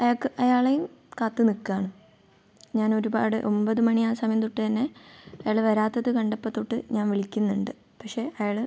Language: Malayalam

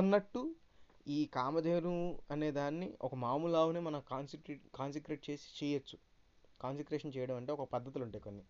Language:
Telugu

